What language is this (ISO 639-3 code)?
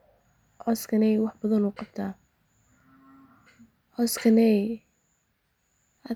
som